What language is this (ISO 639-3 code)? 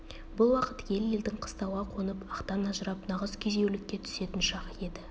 kaz